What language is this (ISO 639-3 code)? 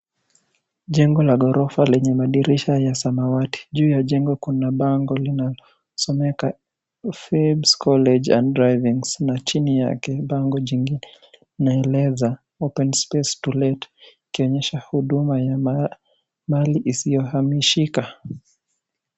swa